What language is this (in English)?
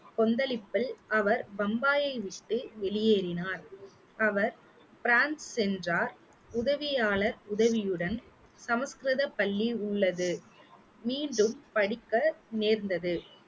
Tamil